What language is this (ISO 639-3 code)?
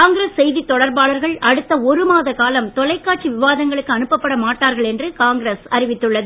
tam